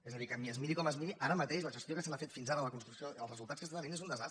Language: Catalan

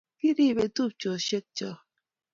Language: Kalenjin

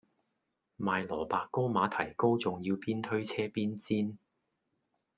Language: Cantonese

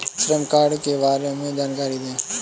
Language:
Hindi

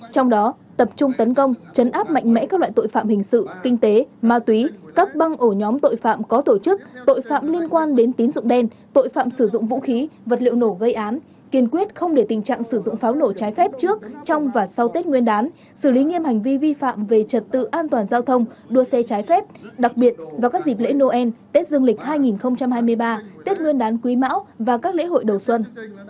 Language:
Vietnamese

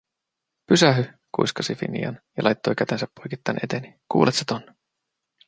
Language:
Finnish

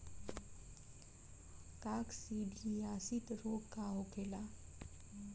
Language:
Bhojpuri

